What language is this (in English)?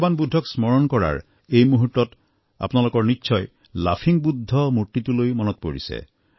Assamese